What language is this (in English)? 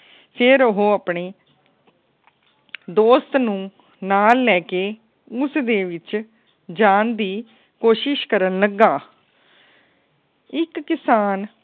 Punjabi